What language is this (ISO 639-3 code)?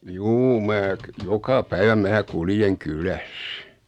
fin